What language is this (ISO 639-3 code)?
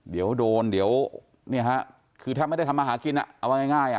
tha